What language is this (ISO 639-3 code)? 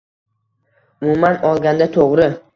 uzb